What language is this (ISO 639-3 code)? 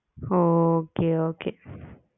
tam